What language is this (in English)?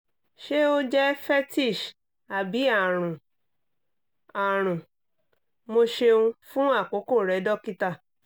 Yoruba